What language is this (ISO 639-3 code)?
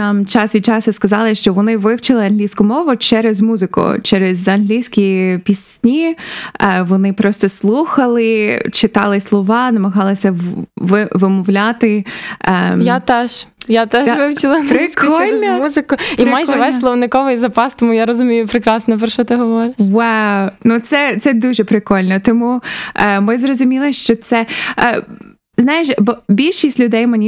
ukr